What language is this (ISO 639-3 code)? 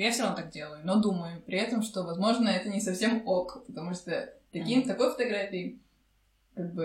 rus